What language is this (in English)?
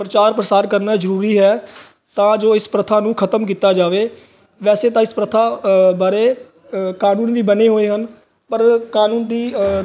Punjabi